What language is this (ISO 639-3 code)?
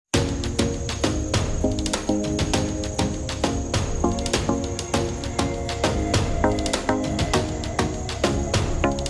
ind